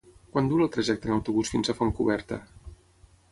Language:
Catalan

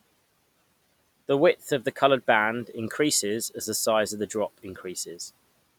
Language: English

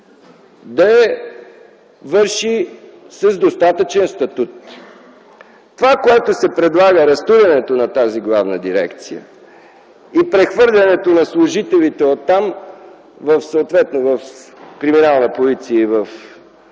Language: Bulgarian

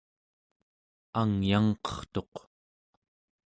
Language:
Central Yupik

